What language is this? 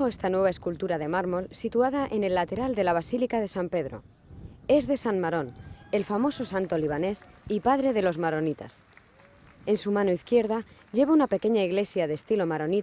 Spanish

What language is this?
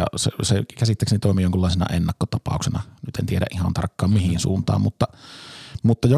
Finnish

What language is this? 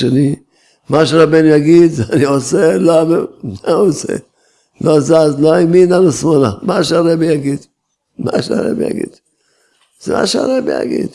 Hebrew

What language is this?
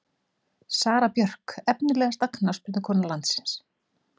Icelandic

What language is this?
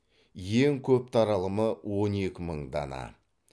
Kazakh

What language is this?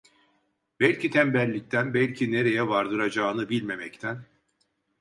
Turkish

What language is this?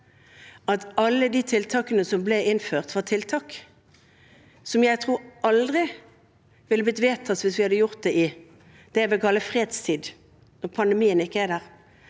Norwegian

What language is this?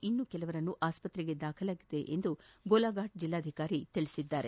Kannada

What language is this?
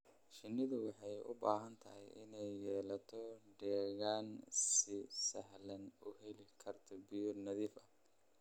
Somali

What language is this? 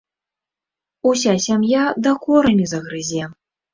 Belarusian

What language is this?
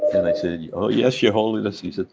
English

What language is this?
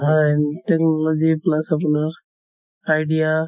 Assamese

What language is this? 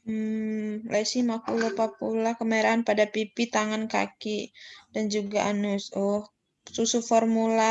Indonesian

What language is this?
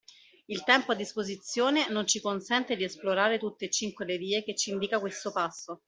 Italian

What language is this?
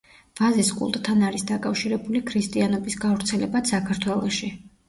Georgian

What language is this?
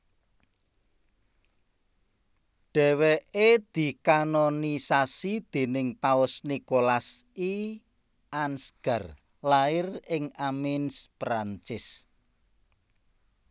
Javanese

